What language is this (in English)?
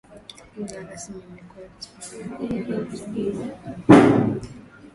Swahili